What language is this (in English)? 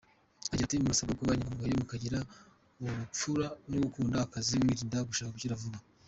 Kinyarwanda